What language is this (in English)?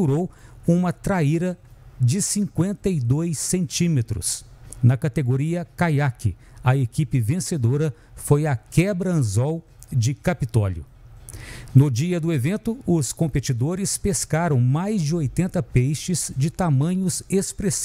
Portuguese